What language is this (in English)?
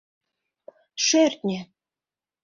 Mari